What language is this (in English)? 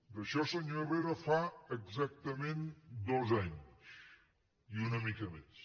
Catalan